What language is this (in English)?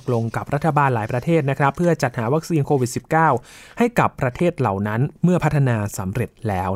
Thai